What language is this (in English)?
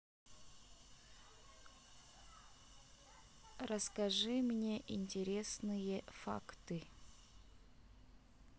Russian